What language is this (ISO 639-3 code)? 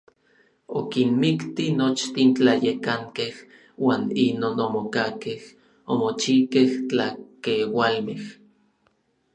nlv